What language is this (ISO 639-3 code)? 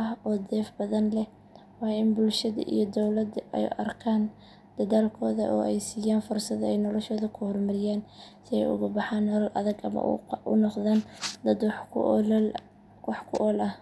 som